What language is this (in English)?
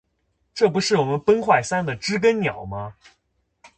Chinese